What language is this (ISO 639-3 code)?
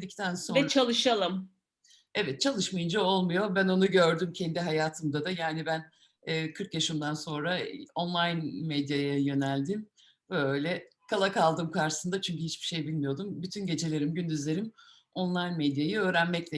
tur